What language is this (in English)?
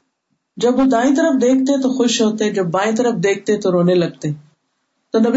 Urdu